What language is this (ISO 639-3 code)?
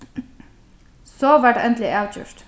fao